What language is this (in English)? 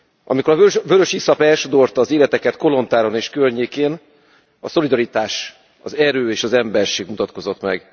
Hungarian